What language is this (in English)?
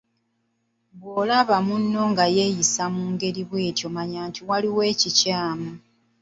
Ganda